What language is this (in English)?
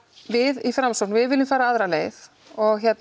Icelandic